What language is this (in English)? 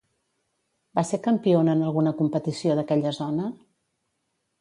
Catalan